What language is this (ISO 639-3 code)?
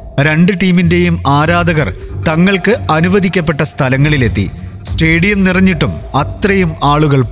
mal